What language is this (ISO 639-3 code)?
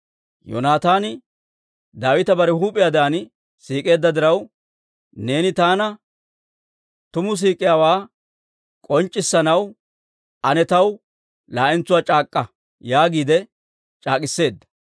dwr